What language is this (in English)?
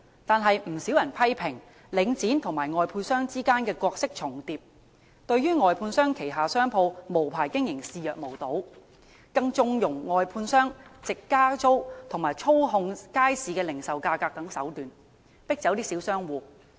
Cantonese